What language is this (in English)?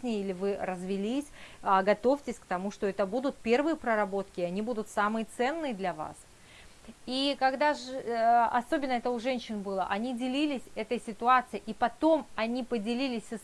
Russian